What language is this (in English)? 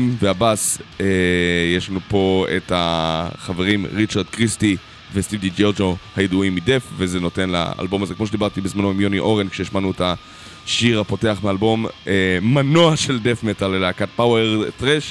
Hebrew